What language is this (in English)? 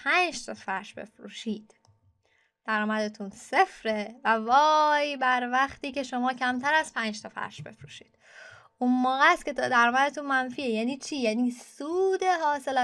Persian